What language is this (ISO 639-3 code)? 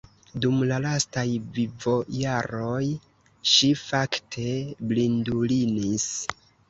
epo